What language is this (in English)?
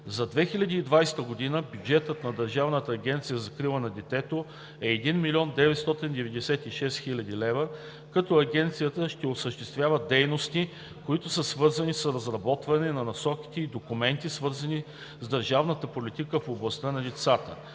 Bulgarian